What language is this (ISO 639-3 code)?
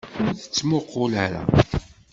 kab